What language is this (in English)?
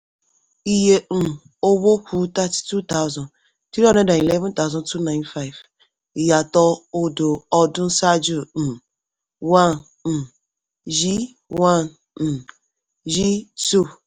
Yoruba